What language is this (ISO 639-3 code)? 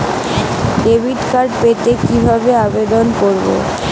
ben